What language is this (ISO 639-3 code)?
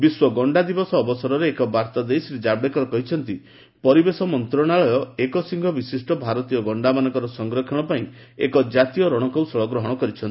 ori